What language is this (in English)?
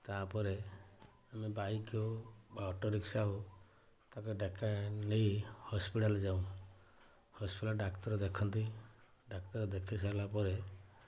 Odia